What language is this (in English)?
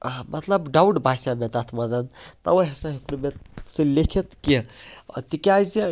Kashmiri